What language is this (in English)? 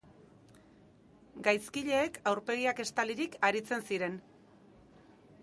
Basque